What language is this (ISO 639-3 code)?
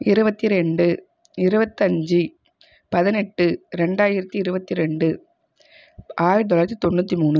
tam